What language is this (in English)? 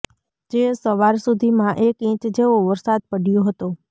Gujarati